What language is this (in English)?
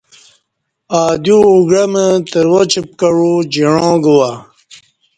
Kati